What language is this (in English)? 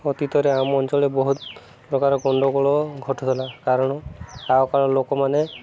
Odia